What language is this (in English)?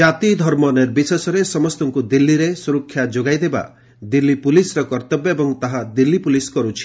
Odia